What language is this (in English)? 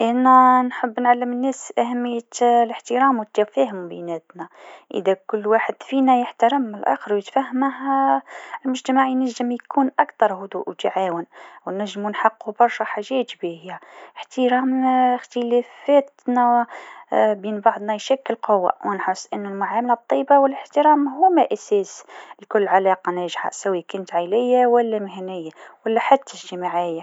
Tunisian Arabic